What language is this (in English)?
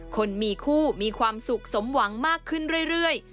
Thai